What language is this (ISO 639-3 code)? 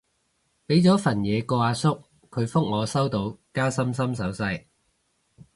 yue